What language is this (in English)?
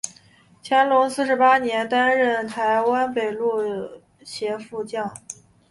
Chinese